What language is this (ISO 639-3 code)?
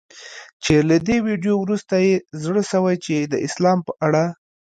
pus